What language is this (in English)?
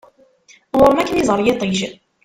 Kabyle